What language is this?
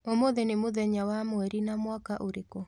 Kikuyu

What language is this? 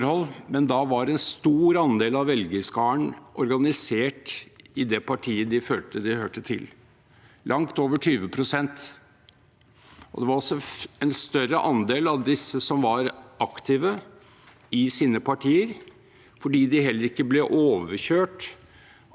Norwegian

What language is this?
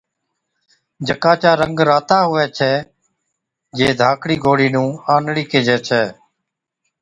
Od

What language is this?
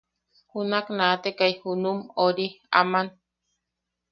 Yaqui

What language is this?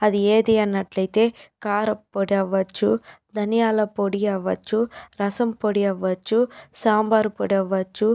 Telugu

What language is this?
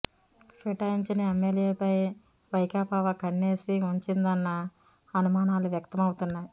Telugu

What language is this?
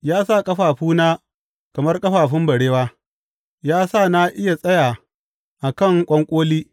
Hausa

